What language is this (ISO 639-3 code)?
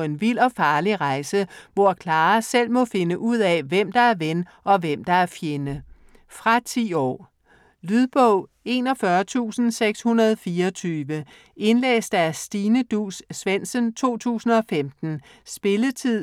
dan